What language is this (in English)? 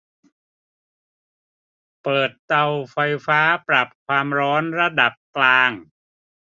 Thai